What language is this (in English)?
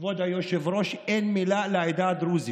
Hebrew